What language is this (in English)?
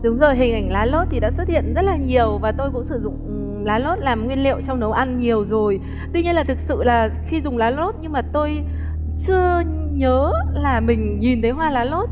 Vietnamese